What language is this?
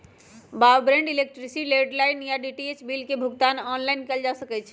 Magahi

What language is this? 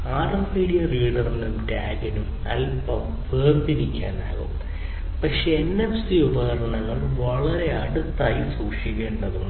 Malayalam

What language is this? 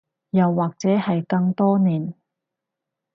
Cantonese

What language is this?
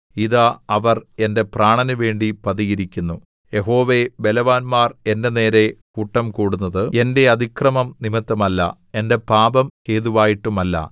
Malayalam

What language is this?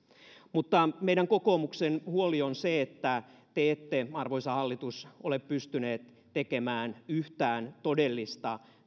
Finnish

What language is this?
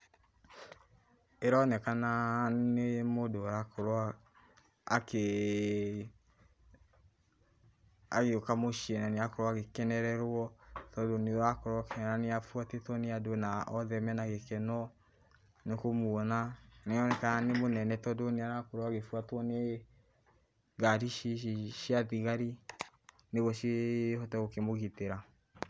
Kikuyu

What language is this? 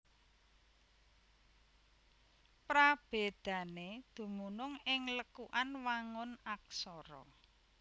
Javanese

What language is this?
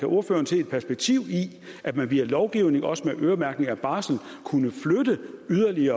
Danish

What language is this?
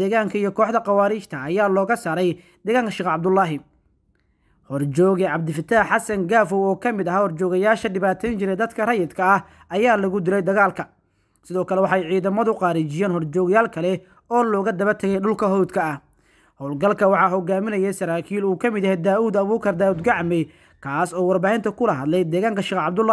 Arabic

